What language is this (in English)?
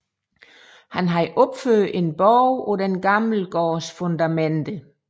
Danish